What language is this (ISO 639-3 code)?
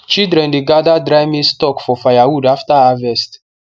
pcm